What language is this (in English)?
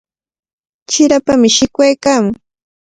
Cajatambo North Lima Quechua